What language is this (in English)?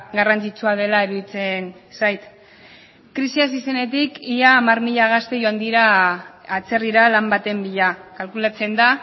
Basque